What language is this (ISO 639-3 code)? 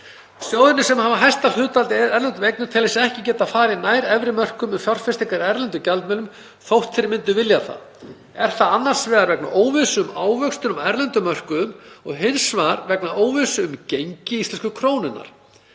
isl